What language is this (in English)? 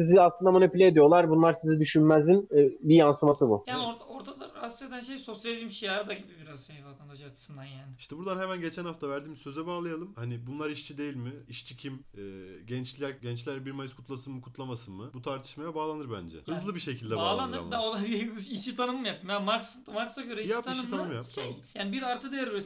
Turkish